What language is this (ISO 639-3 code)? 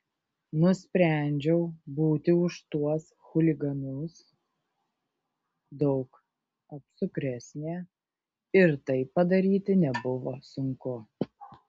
lit